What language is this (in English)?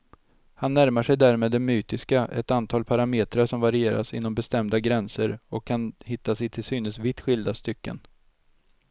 Swedish